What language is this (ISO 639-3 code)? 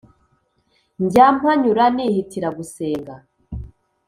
kin